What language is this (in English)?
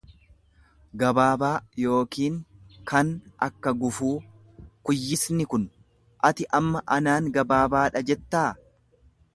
Oromo